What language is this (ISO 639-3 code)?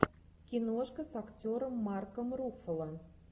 rus